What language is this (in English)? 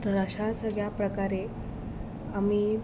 Marathi